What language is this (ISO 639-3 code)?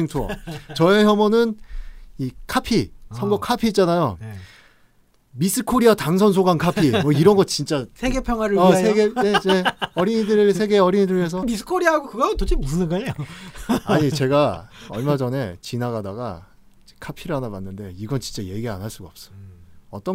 kor